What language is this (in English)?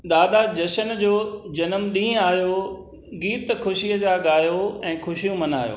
Sindhi